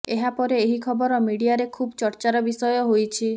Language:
Odia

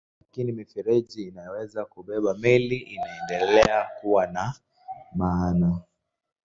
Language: Swahili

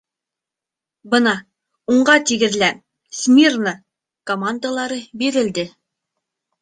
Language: Bashkir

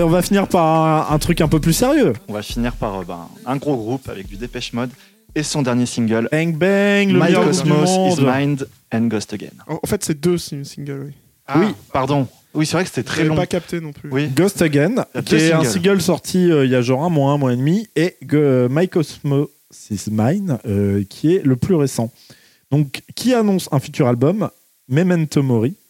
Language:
French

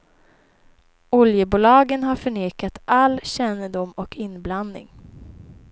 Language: Swedish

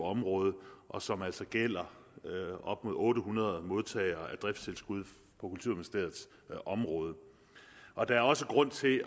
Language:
Danish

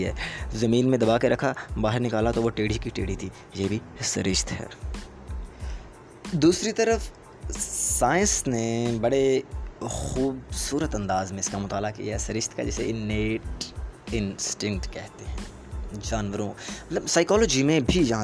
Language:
Urdu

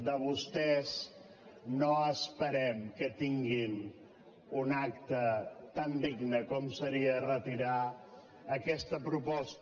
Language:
Catalan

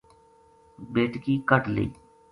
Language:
Gujari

